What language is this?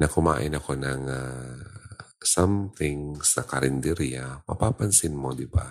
Filipino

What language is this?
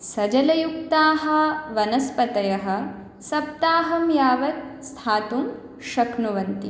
Sanskrit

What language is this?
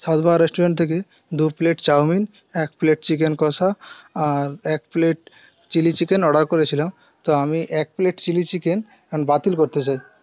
Bangla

